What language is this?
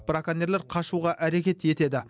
Kazakh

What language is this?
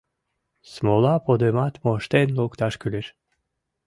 Mari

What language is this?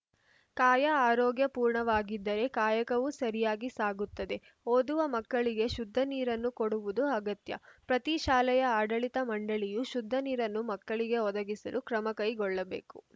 Kannada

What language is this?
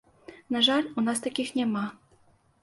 Belarusian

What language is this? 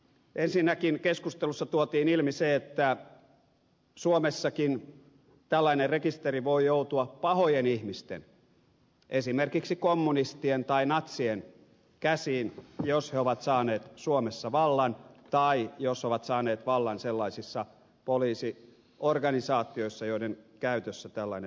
Finnish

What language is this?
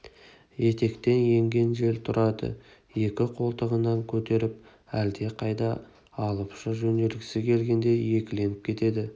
Kazakh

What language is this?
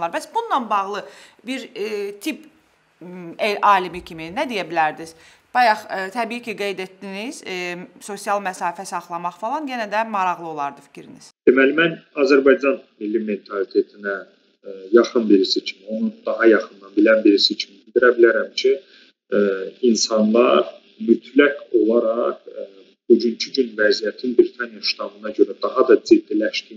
Turkish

